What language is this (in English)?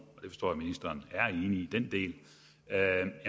Danish